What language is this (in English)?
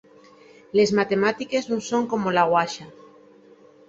Asturian